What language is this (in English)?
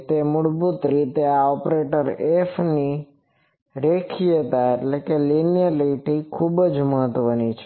Gujarati